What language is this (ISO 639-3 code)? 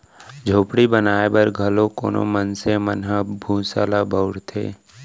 hne